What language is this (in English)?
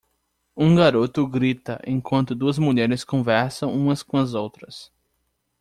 Portuguese